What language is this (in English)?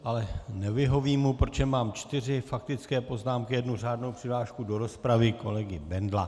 Czech